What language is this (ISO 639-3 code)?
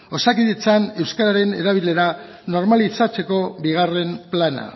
eus